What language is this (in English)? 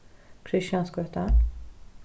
Faroese